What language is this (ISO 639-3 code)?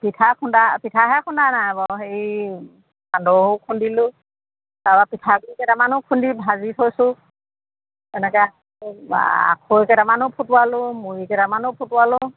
asm